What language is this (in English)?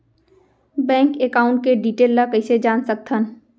Chhattisgarhi